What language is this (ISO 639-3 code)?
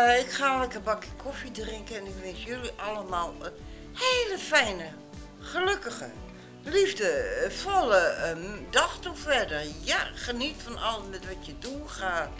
nld